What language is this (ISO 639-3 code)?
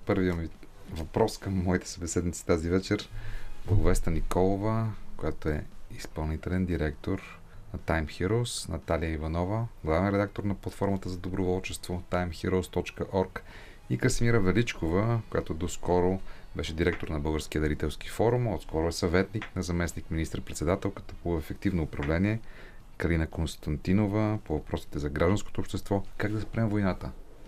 bul